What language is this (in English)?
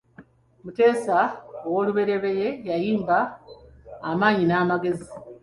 Ganda